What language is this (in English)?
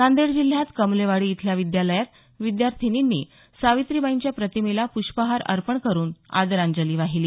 Marathi